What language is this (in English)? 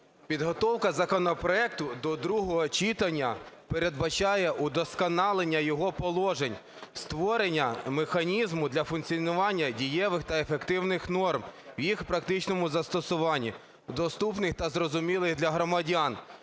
Ukrainian